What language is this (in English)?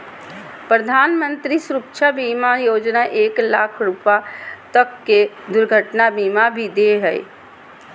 Magahi